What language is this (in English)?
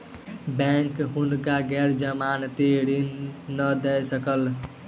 Maithili